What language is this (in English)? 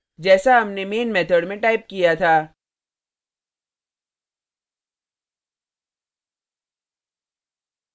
Hindi